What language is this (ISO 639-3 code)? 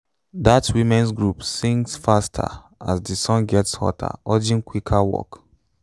pcm